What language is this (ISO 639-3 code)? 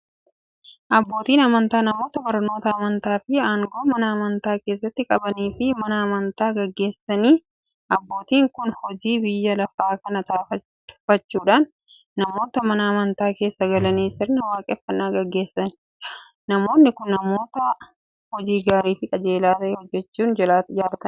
orm